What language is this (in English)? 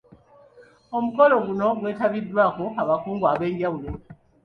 Ganda